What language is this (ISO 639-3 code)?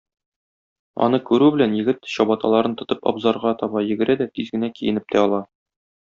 tat